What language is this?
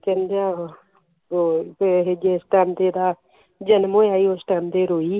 Punjabi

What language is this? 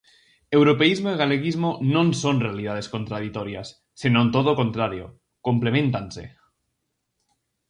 Galician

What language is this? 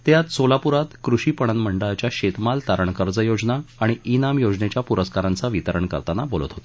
Marathi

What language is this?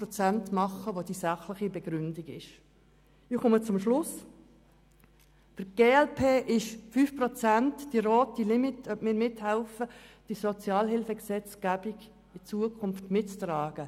Swiss German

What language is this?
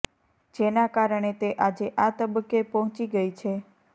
Gujarati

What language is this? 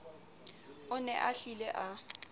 Southern Sotho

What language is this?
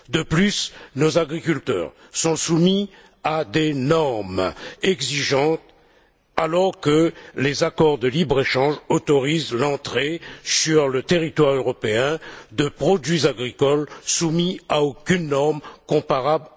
French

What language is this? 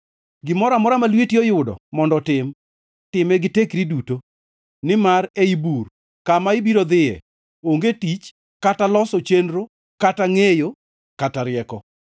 Luo (Kenya and Tanzania)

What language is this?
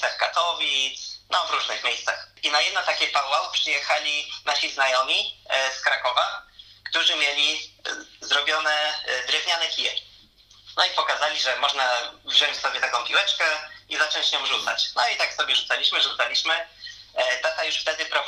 Polish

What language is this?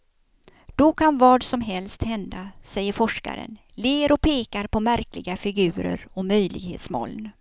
Swedish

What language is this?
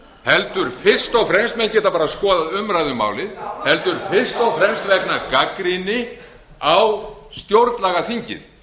Icelandic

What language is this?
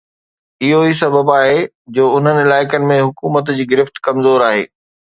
Sindhi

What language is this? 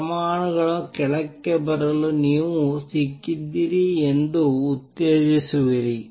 Kannada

